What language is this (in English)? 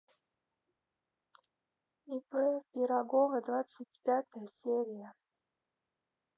Russian